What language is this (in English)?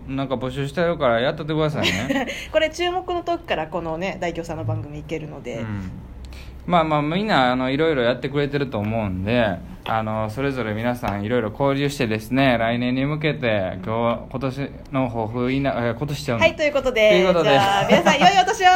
Japanese